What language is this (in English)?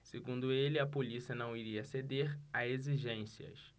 Portuguese